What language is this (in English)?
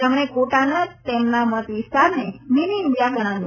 Gujarati